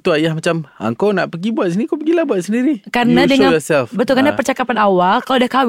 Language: Malay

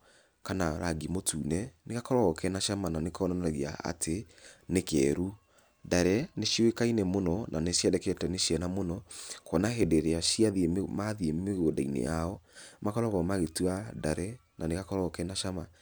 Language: Kikuyu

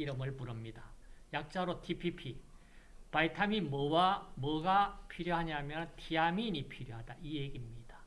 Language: Korean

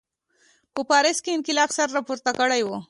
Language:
Pashto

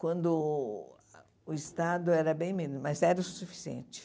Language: Portuguese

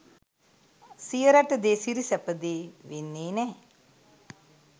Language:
Sinhala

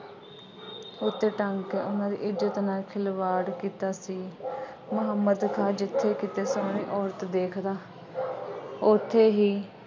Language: Punjabi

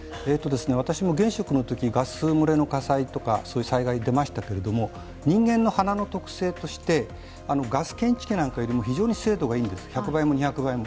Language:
Japanese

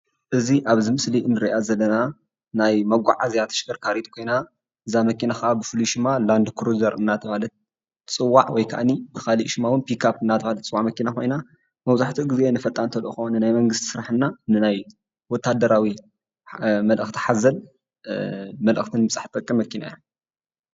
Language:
Tigrinya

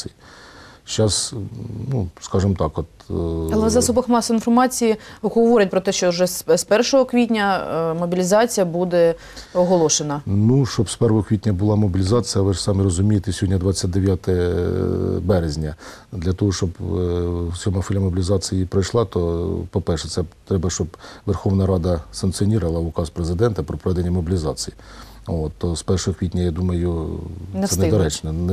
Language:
Ukrainian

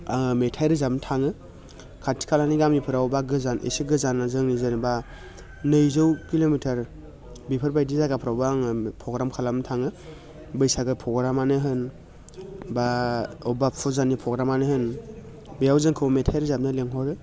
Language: Bodo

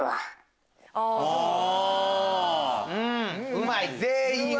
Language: Japanese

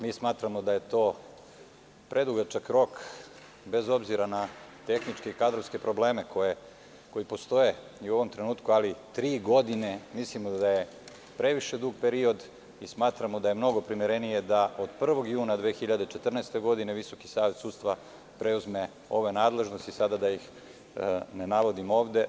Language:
Serbian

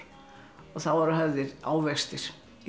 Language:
Icelandic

